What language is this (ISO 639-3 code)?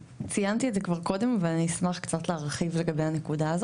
heb